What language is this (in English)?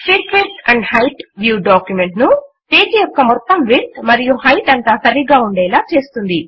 Telugu